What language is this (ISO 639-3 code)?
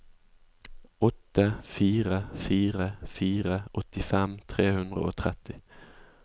nor